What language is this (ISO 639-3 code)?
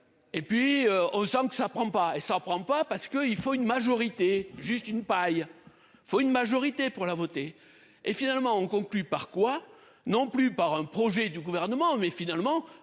fra